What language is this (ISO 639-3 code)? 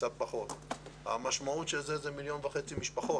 heb